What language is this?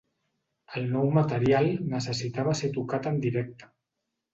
Catalan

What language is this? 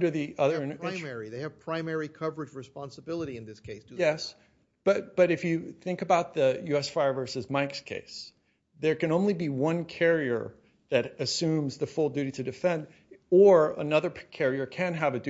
English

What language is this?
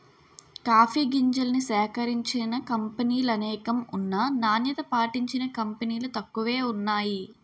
Telugu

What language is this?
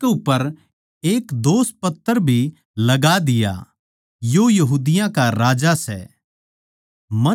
Haryanvi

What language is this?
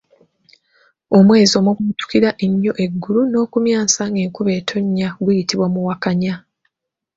Ganda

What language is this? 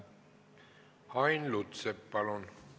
Estonian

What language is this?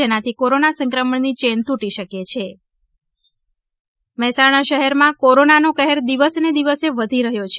Gujarati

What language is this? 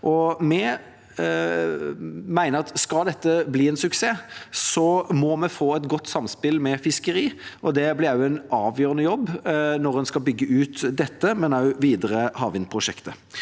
Norwegian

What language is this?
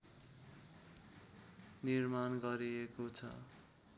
Nepali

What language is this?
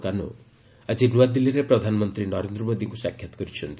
Odia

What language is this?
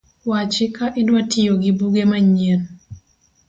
Luo (Kenya and Tanzania)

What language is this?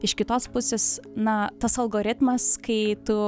Lithuanian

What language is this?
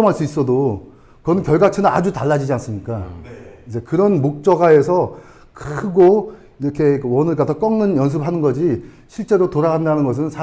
Korean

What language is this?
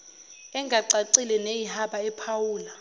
Zulu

